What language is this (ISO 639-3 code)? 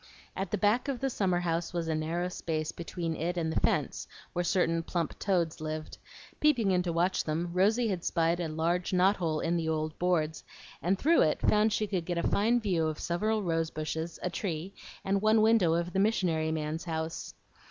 eng